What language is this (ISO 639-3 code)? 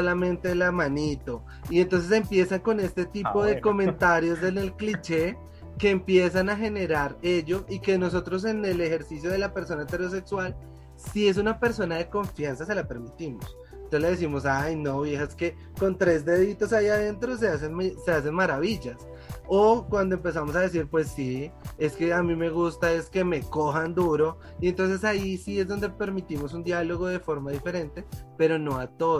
spa